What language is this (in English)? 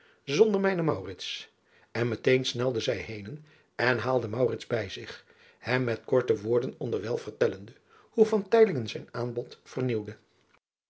Dutch